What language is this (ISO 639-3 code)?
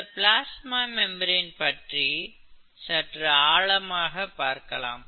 tam